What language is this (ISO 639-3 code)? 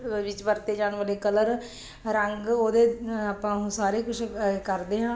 pan